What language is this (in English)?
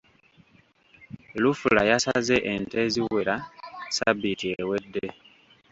Ganda